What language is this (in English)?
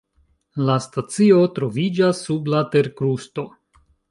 Esperanto